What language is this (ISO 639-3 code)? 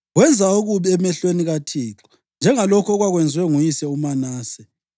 nde